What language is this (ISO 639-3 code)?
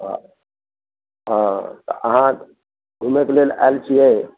mai